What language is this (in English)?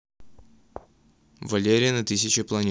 Russian